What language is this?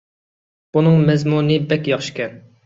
Uyghur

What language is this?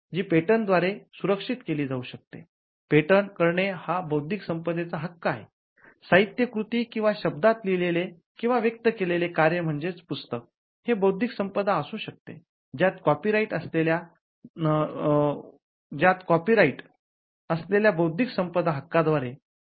Marathi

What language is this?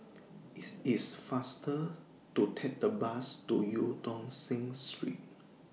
English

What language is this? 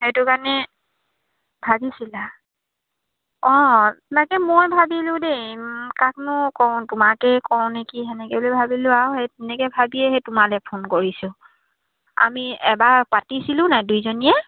Assamese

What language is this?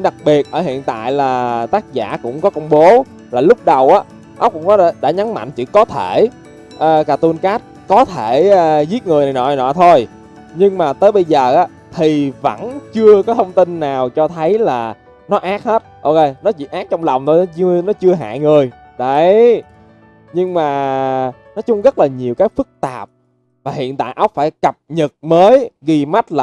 Vietnamese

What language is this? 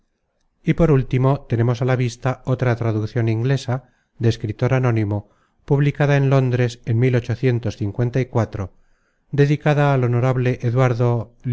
Spanish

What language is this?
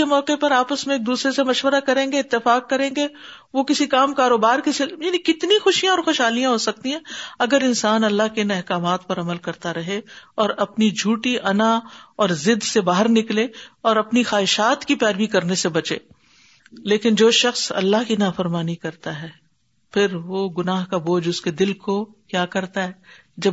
Urdu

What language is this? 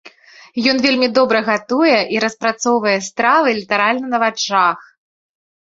Belarusian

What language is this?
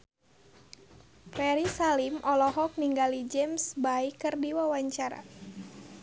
Sundanese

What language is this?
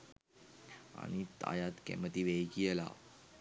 Sinhala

